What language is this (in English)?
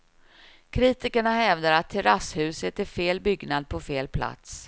Swedish